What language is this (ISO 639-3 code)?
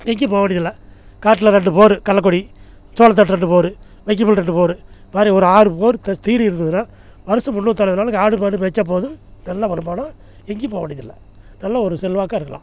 tam